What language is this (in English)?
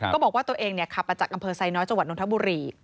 Thai